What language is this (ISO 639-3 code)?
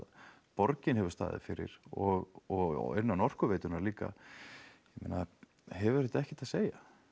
isl